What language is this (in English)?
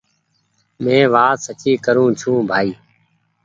Goaria